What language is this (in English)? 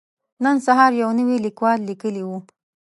Pashto